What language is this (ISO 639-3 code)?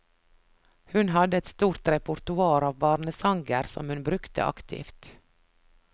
nor